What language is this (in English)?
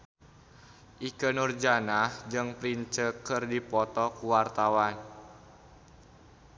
Sundanese